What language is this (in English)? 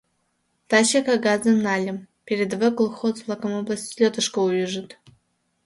Mari